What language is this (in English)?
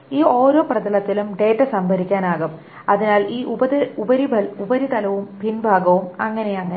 Malayalam